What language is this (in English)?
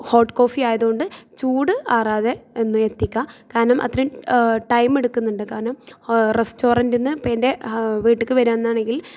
Malayalam